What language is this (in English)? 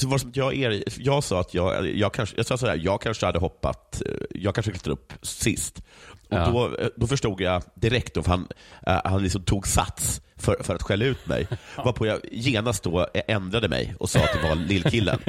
Swedish